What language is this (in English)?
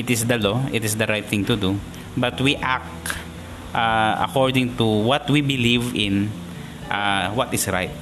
Filipino